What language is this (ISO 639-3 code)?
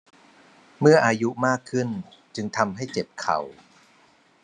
tha